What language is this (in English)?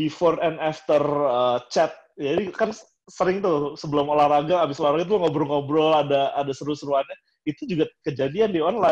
Indonesian